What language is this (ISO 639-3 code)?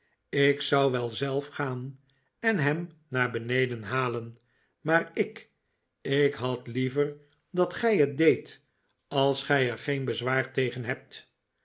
nld